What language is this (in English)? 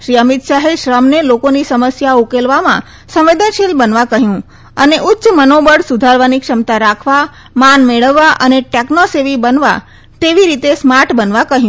Gujarati